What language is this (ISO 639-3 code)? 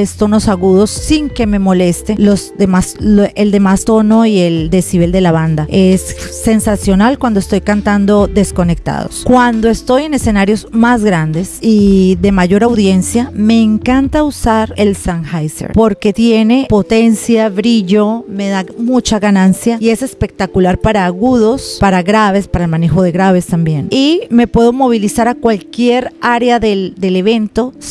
spa